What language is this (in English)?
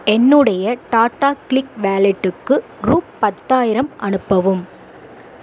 Tamil